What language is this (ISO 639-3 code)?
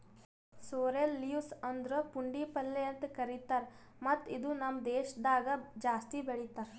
kan